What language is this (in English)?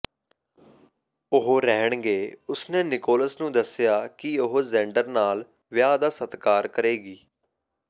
Punjabi